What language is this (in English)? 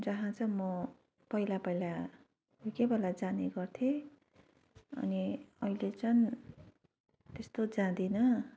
Nepali